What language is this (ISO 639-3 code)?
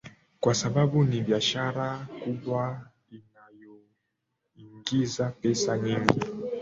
swa